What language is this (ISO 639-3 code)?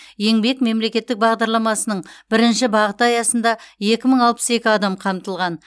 kaz